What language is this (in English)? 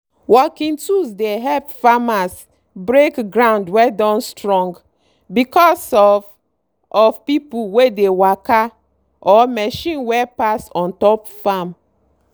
Nigerian Pidgin